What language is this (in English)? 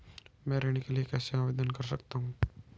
Hindi